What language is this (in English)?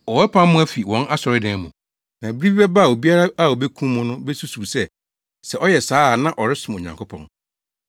Akan